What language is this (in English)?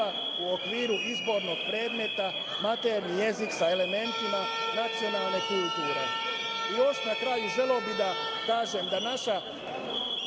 Serbian